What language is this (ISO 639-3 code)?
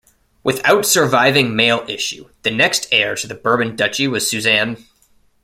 eng